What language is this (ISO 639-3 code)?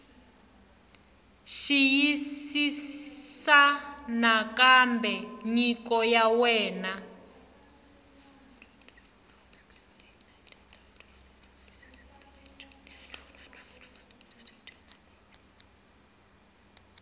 tso